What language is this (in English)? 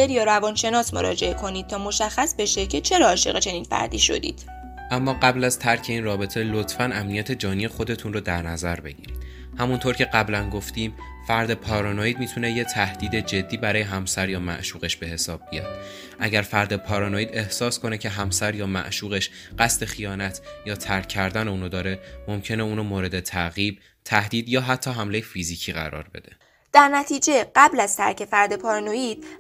Persian